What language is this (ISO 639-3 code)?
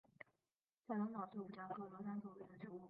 zho